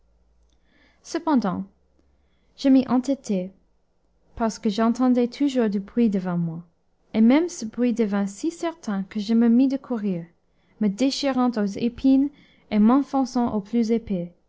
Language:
French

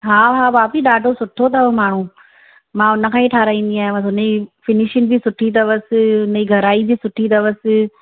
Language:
Sindhi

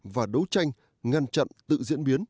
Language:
Vietnamese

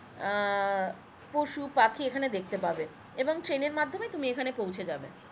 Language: Bangla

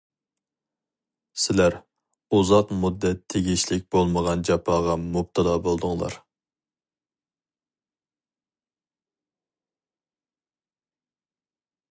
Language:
Uyghur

